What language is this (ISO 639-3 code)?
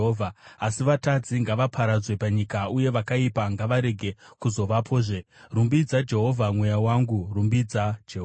sna